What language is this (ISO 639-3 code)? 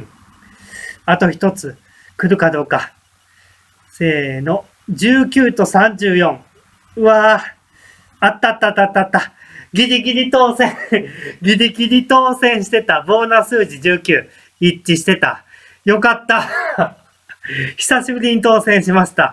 jpn